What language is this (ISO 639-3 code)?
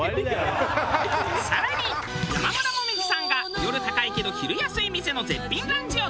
jpn